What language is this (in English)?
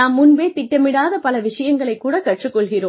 Tamil